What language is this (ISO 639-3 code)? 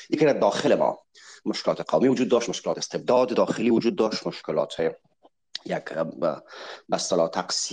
fas